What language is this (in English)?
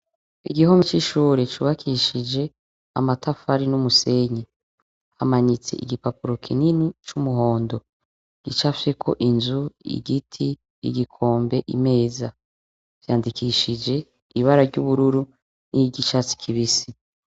Rundi